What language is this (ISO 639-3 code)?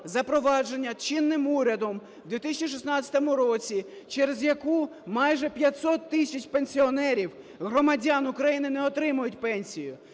ukr